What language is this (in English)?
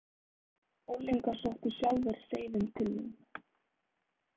Icelandic